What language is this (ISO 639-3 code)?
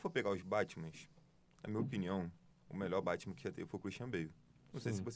por